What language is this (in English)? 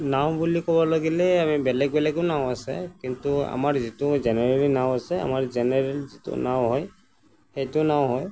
Assamese